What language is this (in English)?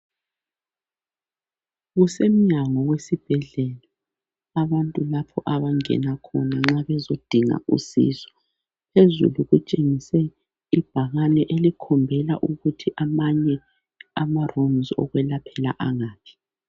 North Ndebele